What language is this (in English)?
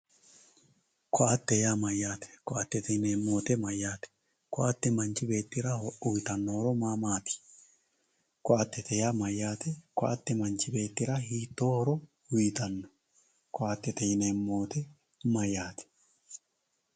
Sidamo